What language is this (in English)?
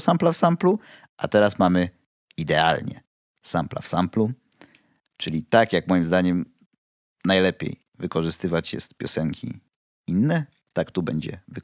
Polish